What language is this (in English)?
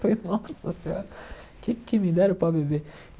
Portuguese